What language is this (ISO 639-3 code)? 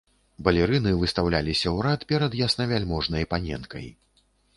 bel